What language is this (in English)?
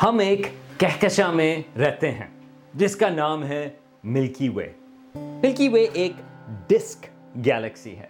Urdu